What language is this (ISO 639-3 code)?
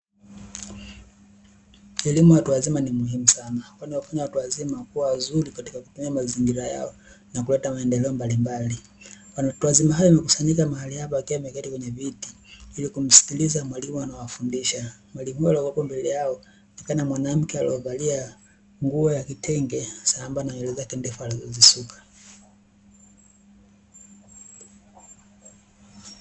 swa